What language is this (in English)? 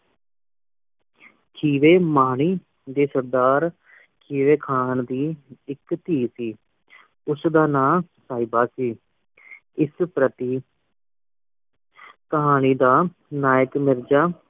Punjabi